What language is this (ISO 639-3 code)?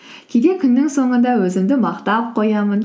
kaz